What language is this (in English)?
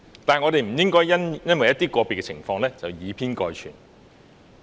Cantonese